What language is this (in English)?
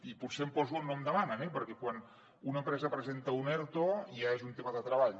Catalan